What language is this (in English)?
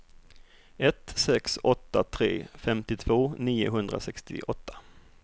Swedish